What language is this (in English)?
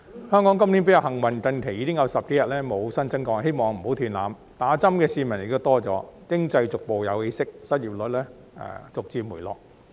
Cantonese